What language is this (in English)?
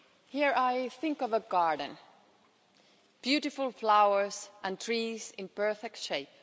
English